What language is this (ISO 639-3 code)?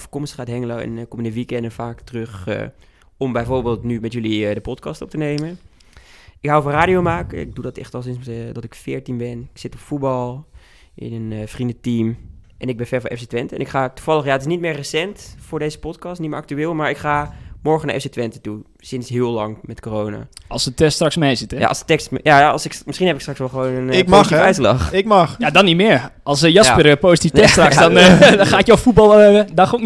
nld